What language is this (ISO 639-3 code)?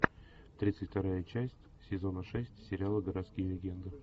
rus